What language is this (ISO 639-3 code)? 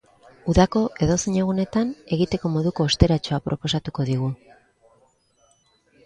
eus